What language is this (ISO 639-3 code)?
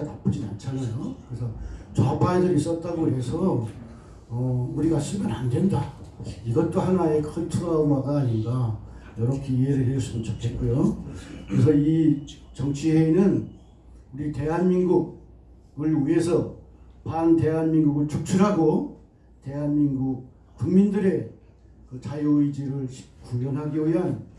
kor